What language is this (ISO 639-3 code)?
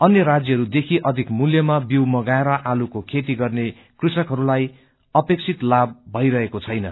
nep